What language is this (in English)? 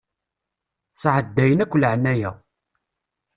Kabyle